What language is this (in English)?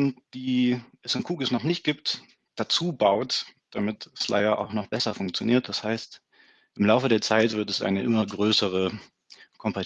German